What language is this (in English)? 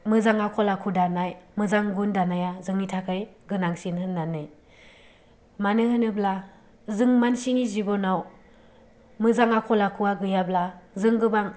Bodo